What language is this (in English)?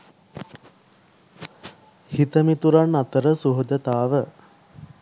Sinhala